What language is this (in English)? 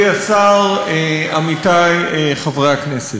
Hebrew